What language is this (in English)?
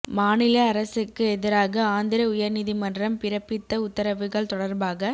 Tamil